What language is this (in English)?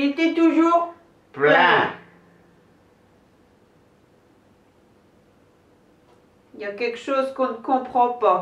French